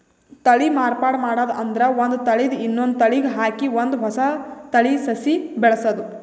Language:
Kannada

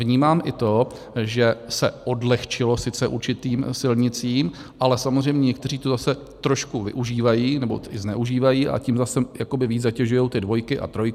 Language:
Czech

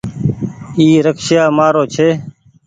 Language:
Goaria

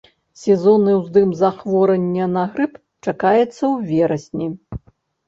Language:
Belarusian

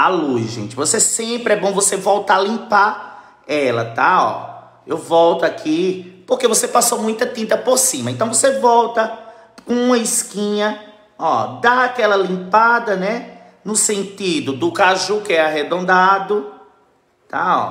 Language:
Portuguese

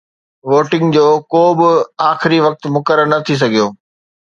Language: Sindhi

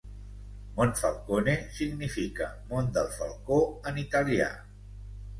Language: Catalan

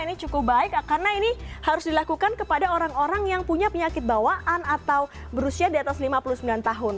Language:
Indonesian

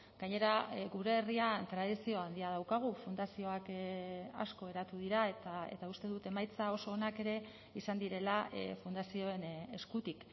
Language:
Basque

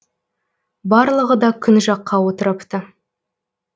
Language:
Kazakh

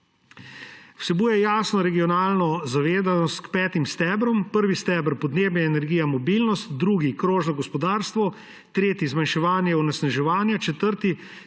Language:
Slovenian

